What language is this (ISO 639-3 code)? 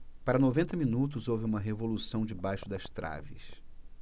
por